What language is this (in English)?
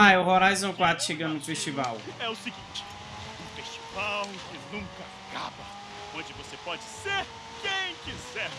Portuguese